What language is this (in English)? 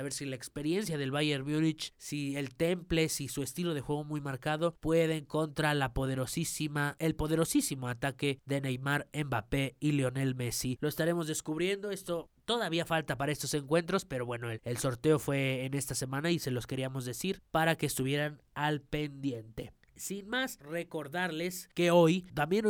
Spanish